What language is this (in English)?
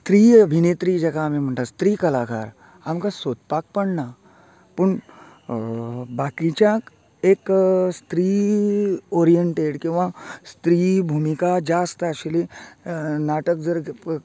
Konkani